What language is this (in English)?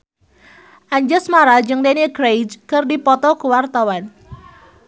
Sundanese